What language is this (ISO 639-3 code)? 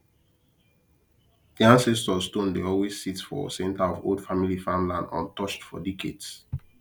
pcm